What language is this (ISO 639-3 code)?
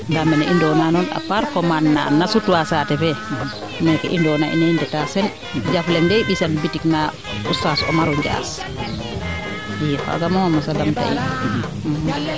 srr